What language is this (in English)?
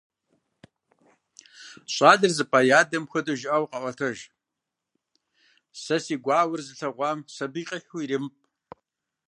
Kabardian